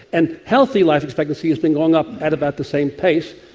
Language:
English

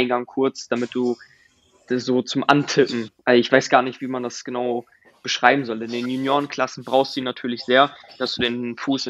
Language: German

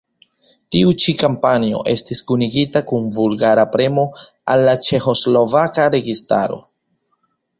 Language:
Esperanto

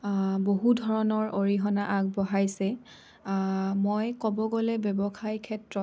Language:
Assamese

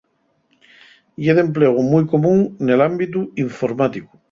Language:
Asturian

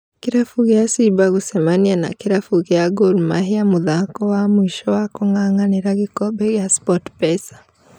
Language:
Kikuyu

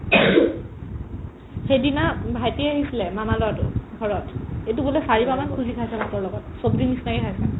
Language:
Assamese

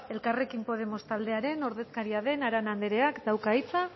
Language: Basque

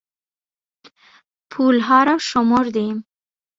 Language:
Persian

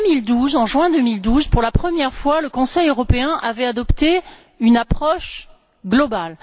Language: French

